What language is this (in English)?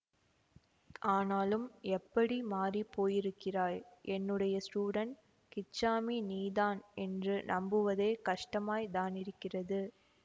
Tamil